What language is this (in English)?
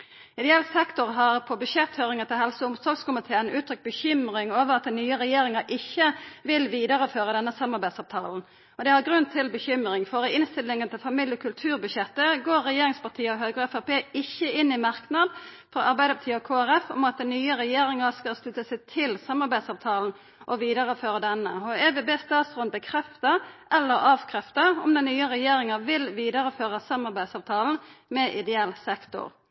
Norwegian Nynorsk